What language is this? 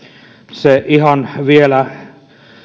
Finnish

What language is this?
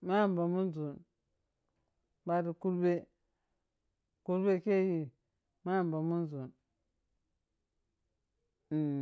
Piya-Kwonci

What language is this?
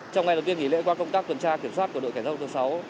Vietnamese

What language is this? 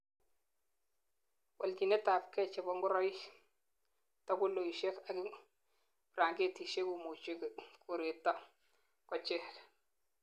Kalenjin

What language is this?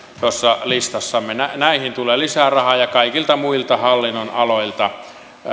Finnish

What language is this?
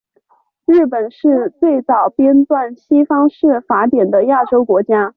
Chinese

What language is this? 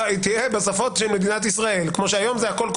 Hebrew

